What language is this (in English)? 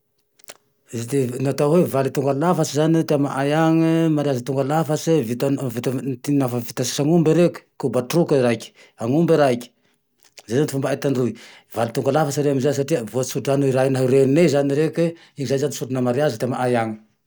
Tandroy-Mahafaly Malagasy